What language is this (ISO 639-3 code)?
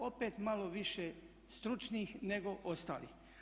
hrv